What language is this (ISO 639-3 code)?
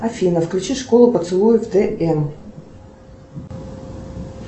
rus